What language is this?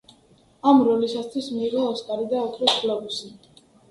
Georgian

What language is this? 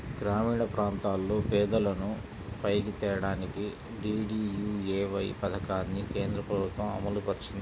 Telugu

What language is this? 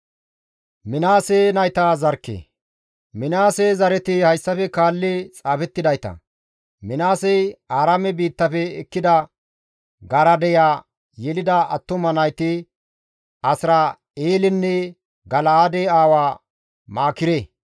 Gamo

